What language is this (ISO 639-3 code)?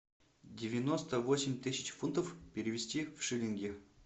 rus